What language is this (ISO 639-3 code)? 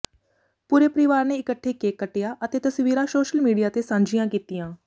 pan